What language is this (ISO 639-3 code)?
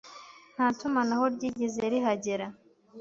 kin